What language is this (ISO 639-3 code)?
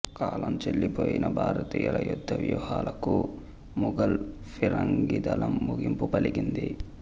tel